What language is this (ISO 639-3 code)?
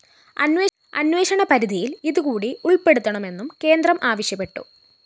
mal